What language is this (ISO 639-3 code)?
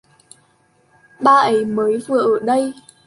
vie